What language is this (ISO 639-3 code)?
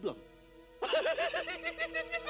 ind